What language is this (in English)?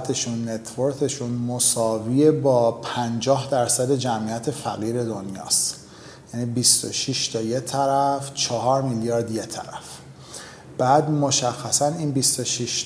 Persian